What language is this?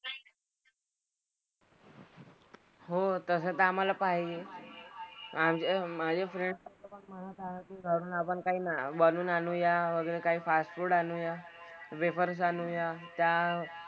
Marathi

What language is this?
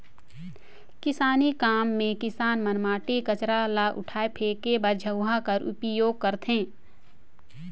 Chhattisgarhi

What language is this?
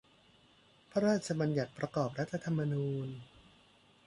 Thai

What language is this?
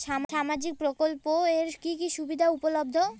Bangla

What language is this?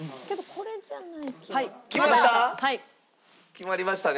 Japanese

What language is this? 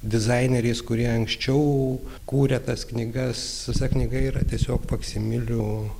Lithuanian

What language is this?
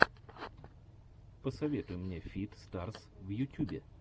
Russian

